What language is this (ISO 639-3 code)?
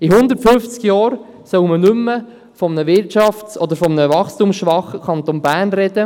gsw